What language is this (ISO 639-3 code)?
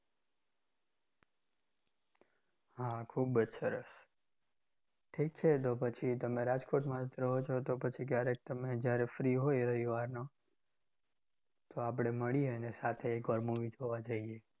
guj